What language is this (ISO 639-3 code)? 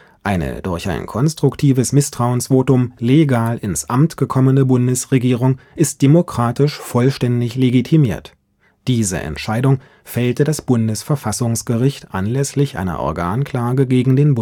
deu